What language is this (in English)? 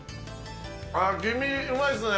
Japanese